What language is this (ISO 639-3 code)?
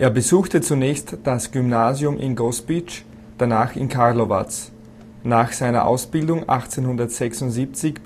deu